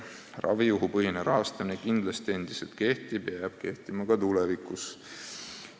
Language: Estonian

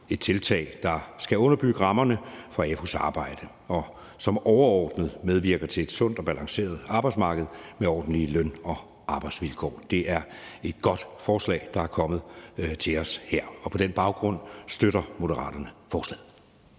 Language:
Danish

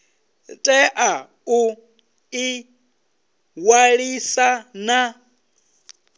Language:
Venda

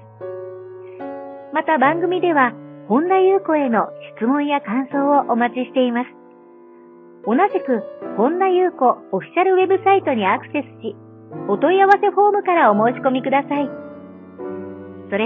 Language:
Japanese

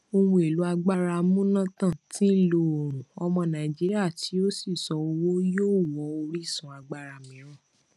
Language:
Yoruba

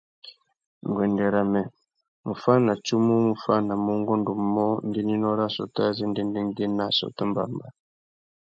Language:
Tuki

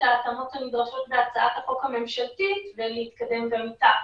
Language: Hebrew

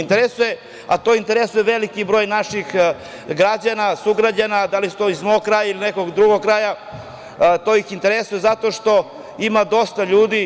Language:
Serbian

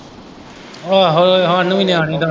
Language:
Punjabi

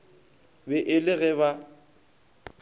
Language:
Northern Sotho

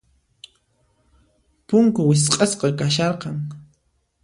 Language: Puno Quechua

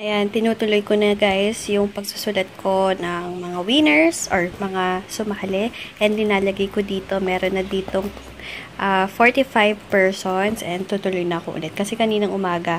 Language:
Filipino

